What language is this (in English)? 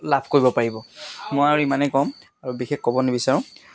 Assamese